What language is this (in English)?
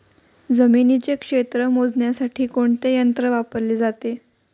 Marathi